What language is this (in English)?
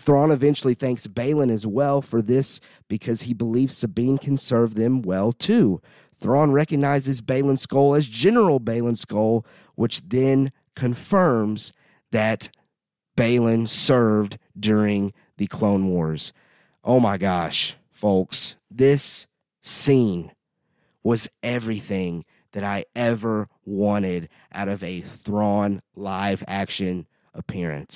English